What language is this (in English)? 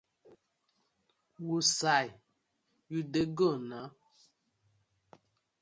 Nigerian Pidgin